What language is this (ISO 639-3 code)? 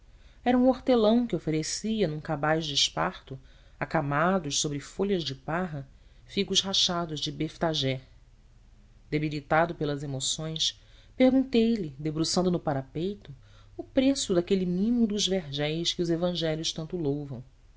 por